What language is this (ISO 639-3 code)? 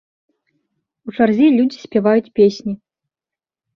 bel